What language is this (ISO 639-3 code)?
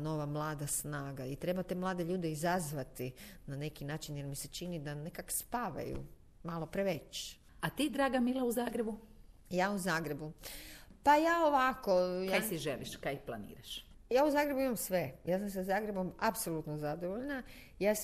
hrv